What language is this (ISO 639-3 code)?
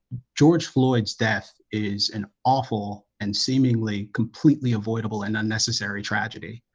eng